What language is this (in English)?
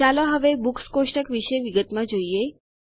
Gujarati